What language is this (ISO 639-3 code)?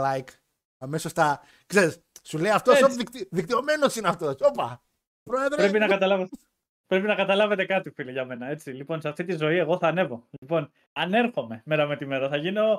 ell